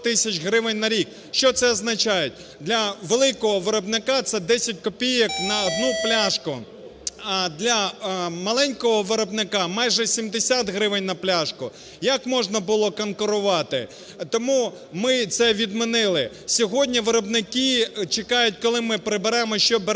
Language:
Ukrainian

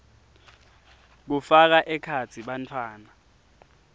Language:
Swati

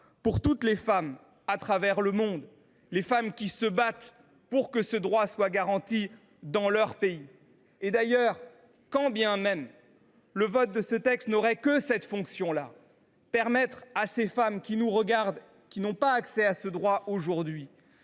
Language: French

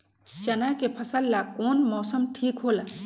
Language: Magahi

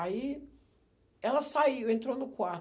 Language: Portuguese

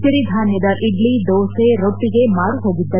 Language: Kannada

